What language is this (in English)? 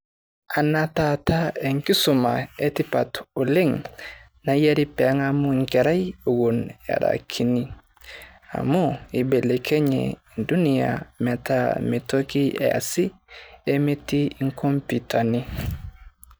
Masai